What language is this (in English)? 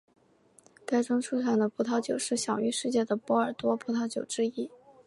Chinese